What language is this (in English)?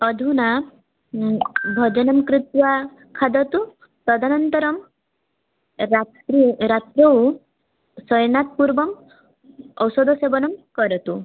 Sanskrit